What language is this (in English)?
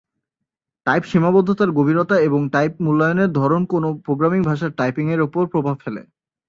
Bangla